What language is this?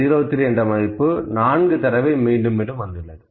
Tamil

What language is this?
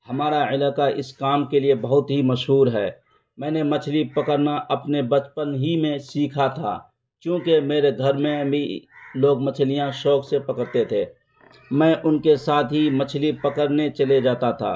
Urdu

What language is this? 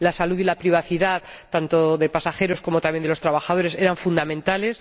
Spanish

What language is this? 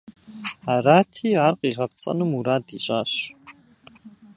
Kabardian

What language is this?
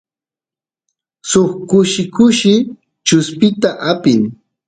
Santiago del Estero Quichua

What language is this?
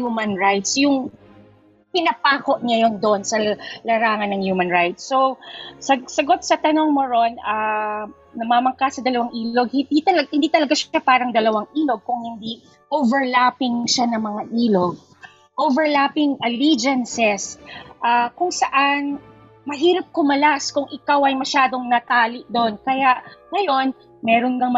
Filipino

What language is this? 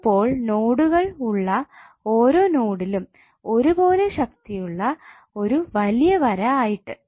Malayalam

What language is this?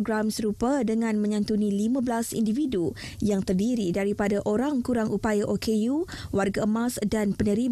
Malay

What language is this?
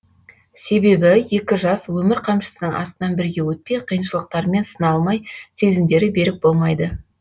Kazakh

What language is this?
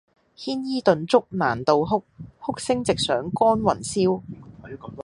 Cantonese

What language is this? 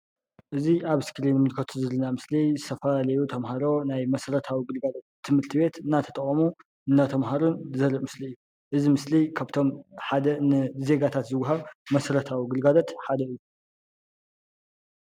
Tigrinya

